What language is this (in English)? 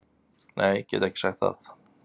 Icelandic